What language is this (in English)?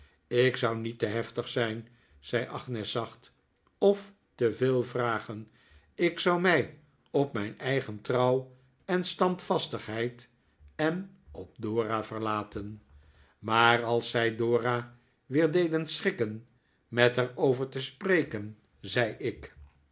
Dutch